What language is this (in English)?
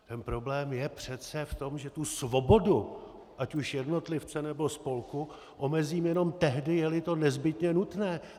Czech